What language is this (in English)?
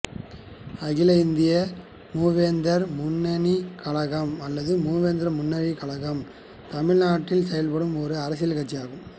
Tamil